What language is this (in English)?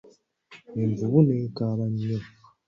Ganda